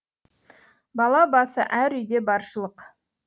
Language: Kazakh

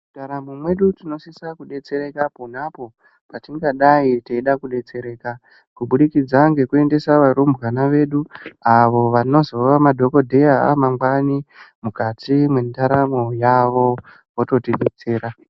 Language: Ndau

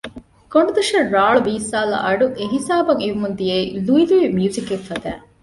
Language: Divehi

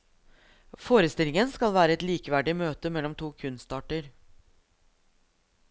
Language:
Norwegian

